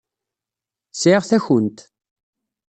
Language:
Kabyle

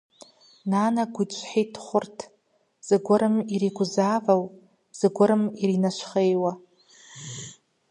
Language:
Kabardian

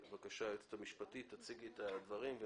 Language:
Hebrew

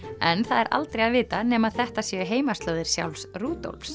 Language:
Icelandic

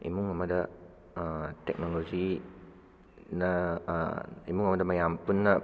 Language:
Manipuri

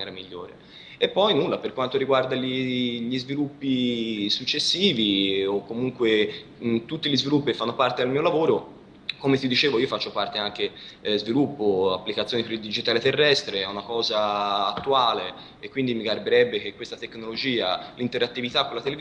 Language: Italian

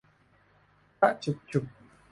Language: Thai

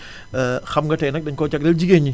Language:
Wolof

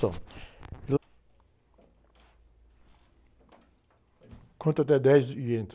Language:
Portuguese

